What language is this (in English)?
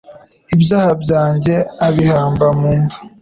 Kinyarwanda